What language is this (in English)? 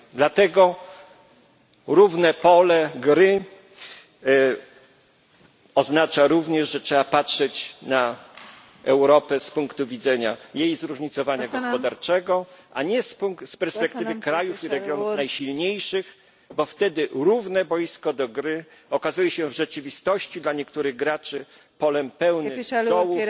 Polish